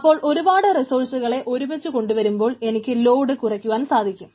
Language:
Malayalam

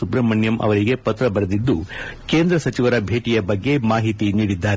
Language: Kannada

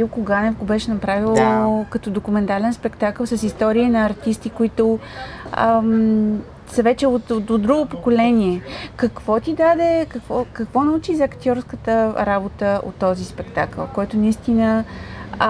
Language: Bulgarian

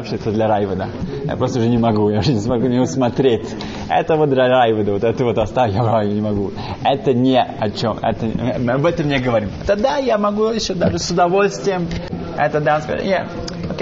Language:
Russian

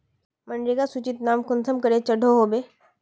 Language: Magahi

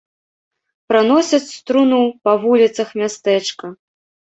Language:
Belarusian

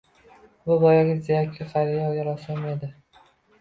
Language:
Uzbek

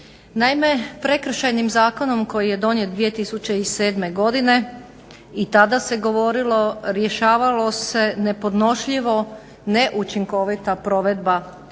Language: Croatian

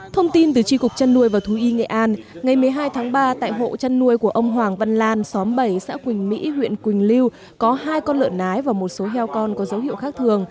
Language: Vietnamese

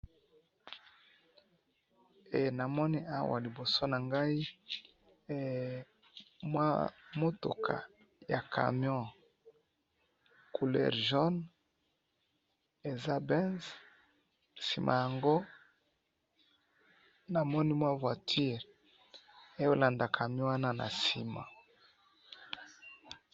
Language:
Lingala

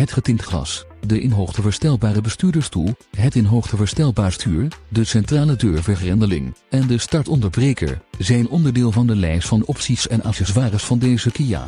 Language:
Dutch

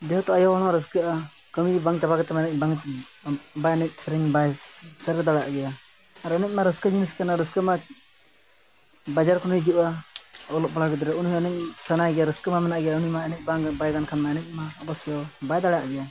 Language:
Santali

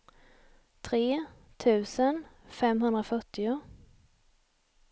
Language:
Swedish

